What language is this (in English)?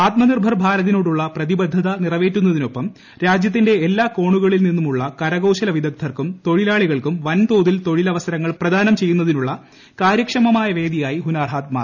Malayalam